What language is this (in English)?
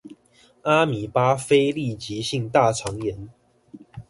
Chinese